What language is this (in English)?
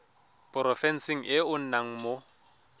Tswana